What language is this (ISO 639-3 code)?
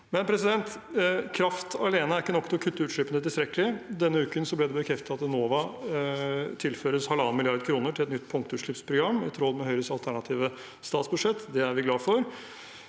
nor